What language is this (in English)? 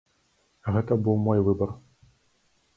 Belarusian